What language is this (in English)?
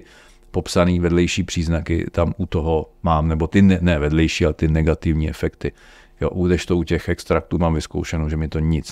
Czech